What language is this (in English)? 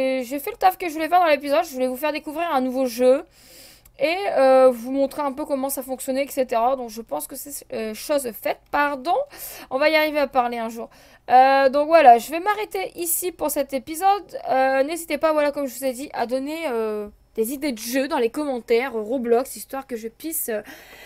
French